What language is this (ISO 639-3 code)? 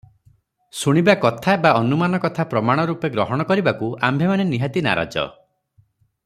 ori